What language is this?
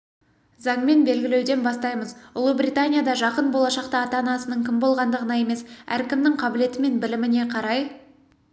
Kazakh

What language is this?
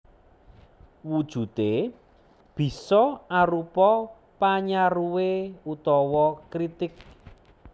Javanese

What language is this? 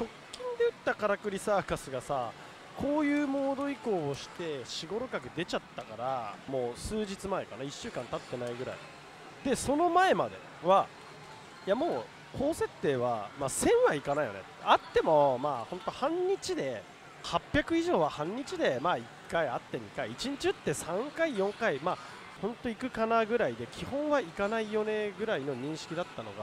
Japanese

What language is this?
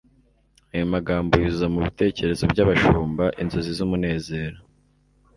Kinyarwanda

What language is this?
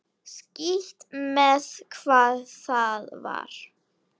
Icelandic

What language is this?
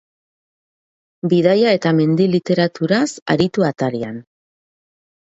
Basque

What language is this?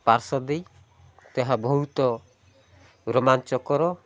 Odia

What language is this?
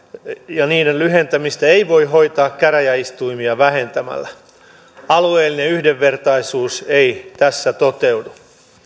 Finnish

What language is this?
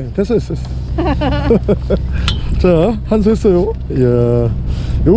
Korean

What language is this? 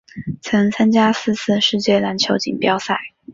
Chinese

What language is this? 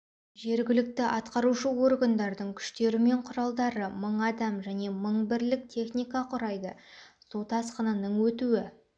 Kazakh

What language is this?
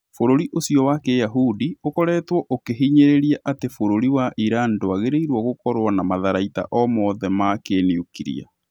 Kikuyu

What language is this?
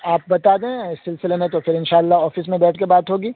Urdu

